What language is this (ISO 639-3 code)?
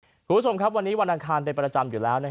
tha